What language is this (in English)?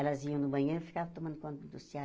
Portuguese